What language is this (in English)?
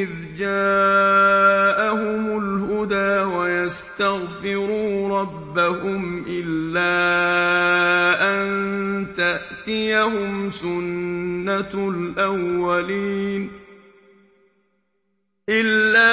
Arabic